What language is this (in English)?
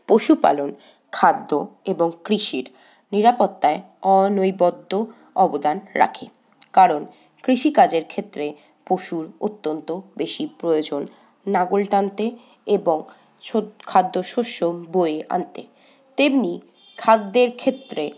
Bangla